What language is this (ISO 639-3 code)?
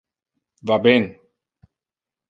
ina